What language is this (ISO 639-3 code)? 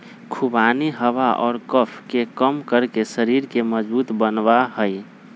mag